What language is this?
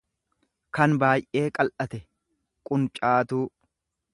Oromo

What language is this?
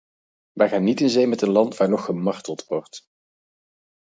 Dutch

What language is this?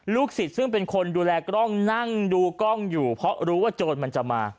Thai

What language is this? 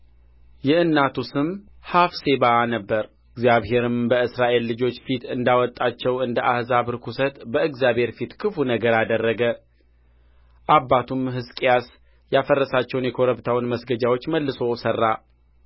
Amharic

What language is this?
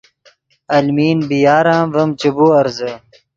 Yidgha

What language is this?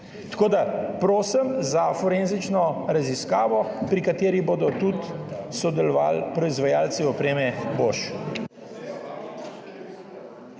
Slovenian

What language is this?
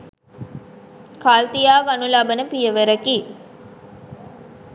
Sinhala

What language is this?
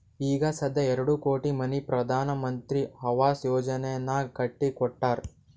Kannada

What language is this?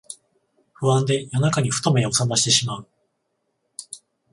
Japanese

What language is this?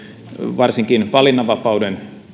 Finnish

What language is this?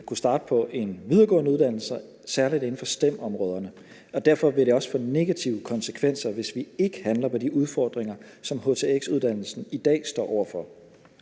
Danish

